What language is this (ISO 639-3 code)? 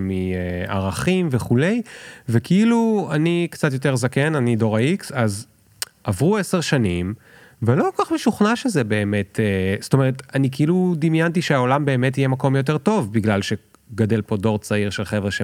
heb